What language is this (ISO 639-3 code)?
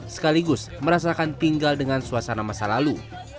ind